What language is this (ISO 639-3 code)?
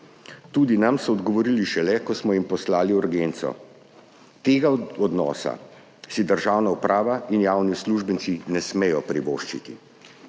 slv